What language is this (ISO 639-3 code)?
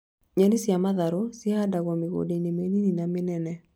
kik